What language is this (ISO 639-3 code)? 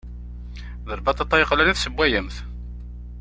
kab